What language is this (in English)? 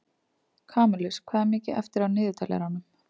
Icelandic